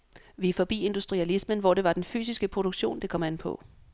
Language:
Danish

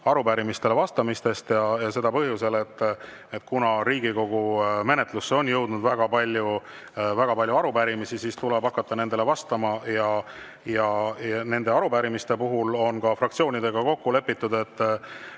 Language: Estonian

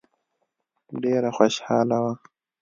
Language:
Pashto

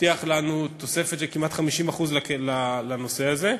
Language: Hebrew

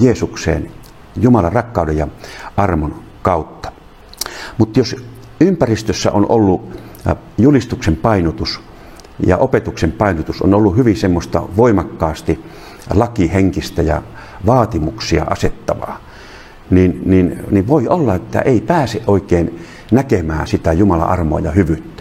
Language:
Finnish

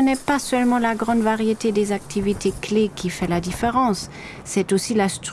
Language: French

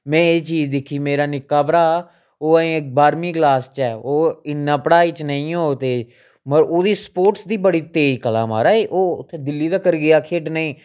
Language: Dogri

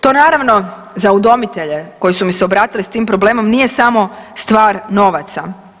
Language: Croatian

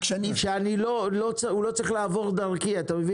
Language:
Hebrew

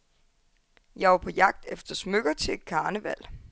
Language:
Danish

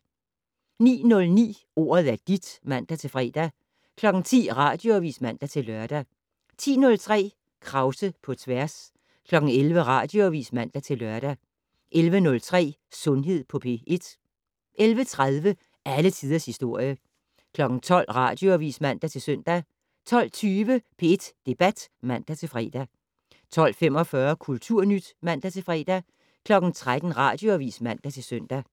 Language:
Danish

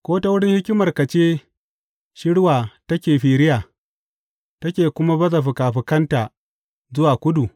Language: Hausa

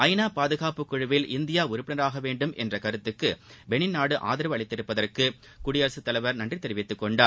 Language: Tamil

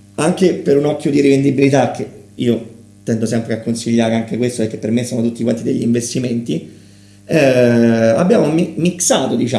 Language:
Italian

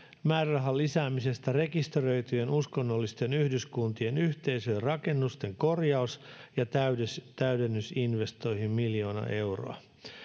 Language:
Finnish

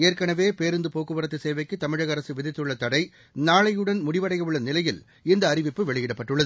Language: Tamil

